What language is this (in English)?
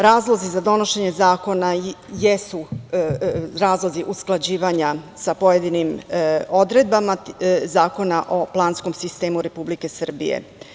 Serbian